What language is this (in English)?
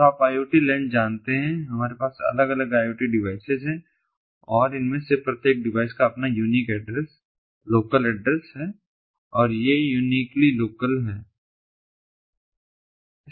Hindi